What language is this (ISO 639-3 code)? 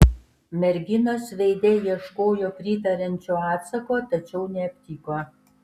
lit